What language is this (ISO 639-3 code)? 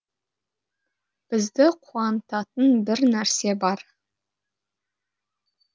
kaz